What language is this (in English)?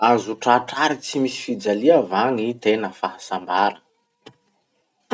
Masikoro Malagasy